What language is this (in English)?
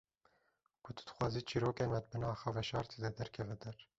Kurdish